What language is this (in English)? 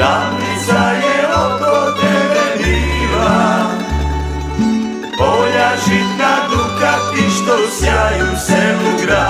Romanian